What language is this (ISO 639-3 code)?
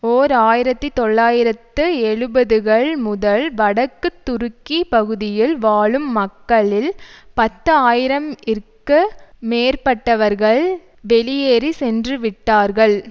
tam